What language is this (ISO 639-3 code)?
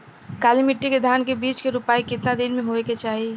bho